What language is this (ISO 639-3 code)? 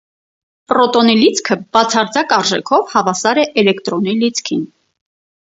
hye